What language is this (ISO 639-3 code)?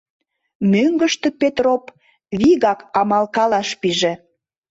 chm